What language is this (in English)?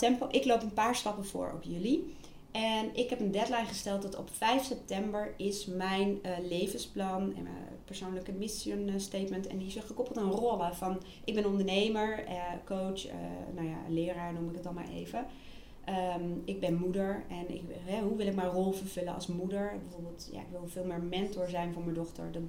Dutch